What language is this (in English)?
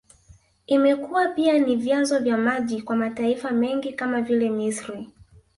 Swahili